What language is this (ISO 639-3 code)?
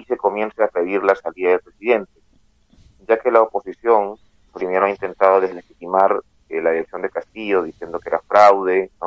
spa